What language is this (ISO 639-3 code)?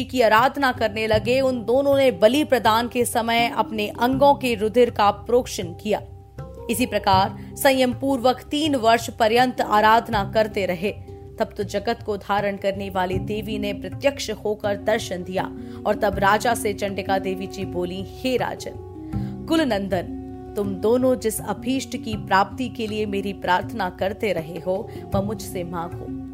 hin